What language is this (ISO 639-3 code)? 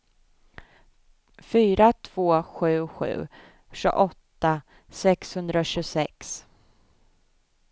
swe